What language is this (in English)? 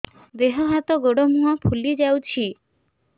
Odia